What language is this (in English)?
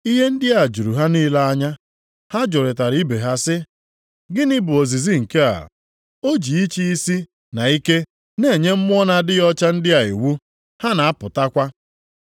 Igbo